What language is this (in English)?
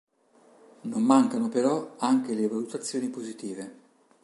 Italian